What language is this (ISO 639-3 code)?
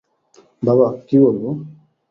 ben